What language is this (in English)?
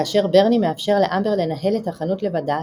Hebrew